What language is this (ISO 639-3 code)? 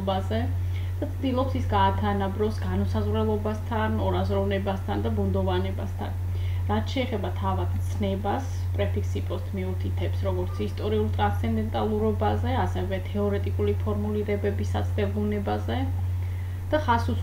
ron